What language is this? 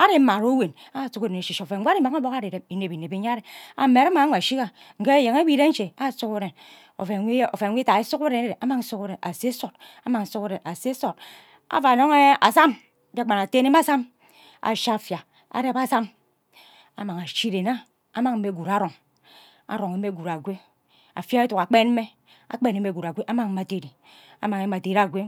Ubaghara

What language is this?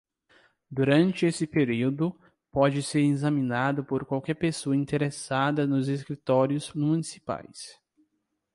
Portuguese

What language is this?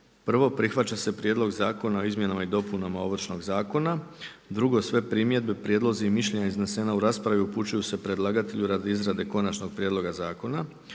Croatian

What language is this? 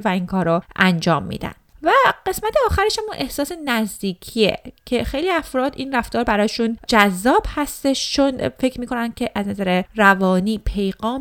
Persian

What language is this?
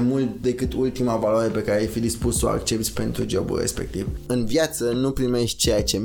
Romanian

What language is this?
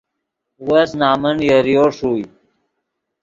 Yidgha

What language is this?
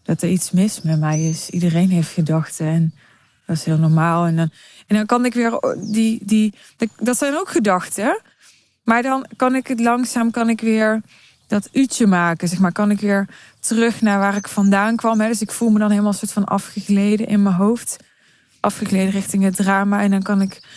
Dutch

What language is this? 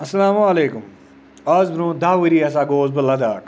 Kashmiri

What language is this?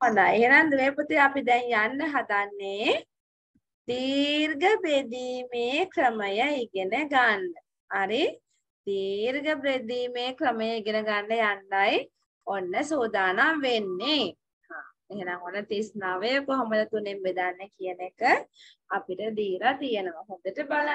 Thai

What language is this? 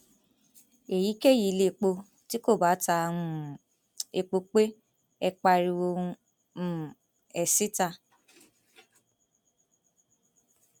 Yoruba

